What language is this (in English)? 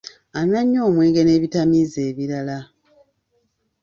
Ganda